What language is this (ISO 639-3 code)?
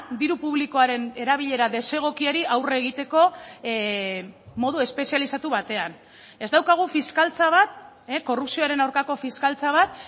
eus